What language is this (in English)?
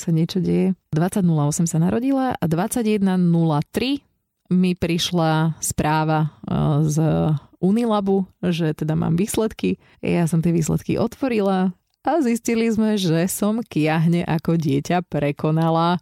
Slovak